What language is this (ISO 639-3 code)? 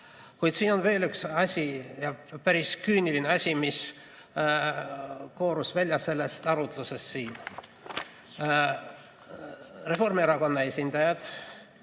est